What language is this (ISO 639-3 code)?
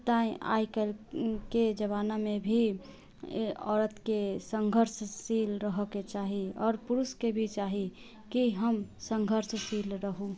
mai